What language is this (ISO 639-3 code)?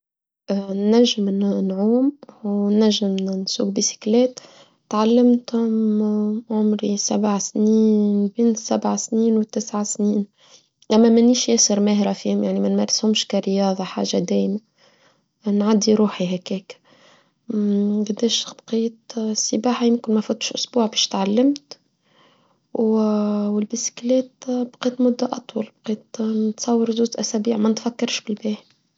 aeb